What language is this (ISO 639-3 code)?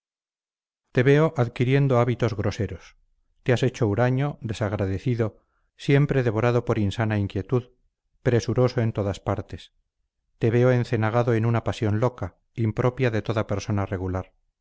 spa